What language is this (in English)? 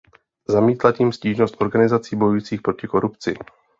Czech